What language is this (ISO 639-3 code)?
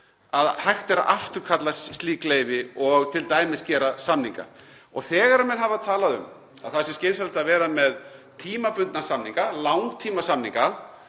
isl